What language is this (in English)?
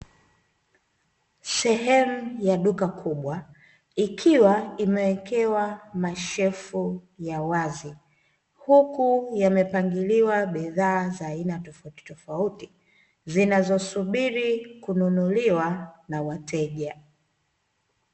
Swahili